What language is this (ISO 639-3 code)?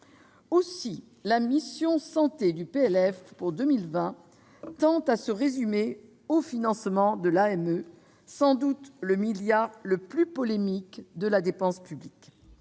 fra